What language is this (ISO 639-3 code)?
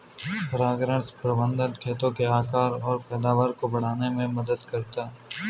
hin